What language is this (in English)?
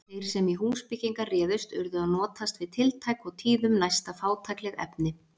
Icelandic